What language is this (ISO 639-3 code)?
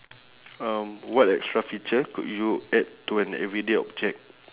eng